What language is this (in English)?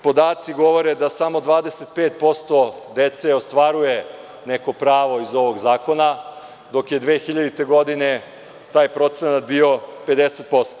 Serbian